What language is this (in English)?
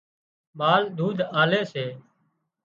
Wadiyara Koli